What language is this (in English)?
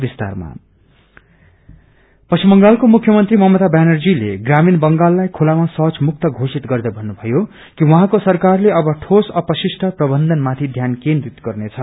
Nepali